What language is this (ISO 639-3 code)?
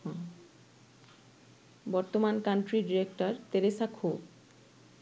ben